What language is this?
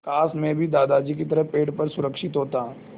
Hindi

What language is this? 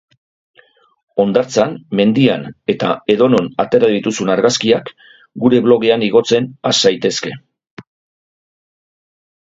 Basque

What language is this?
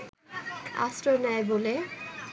Bangla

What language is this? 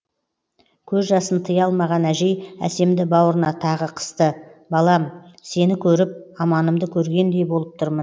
Kazakh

